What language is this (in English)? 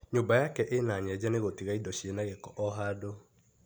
Kikuyu